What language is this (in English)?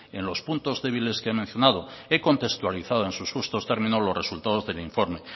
Spanish